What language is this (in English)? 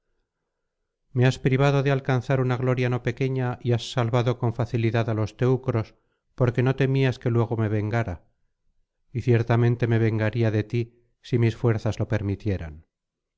Spanish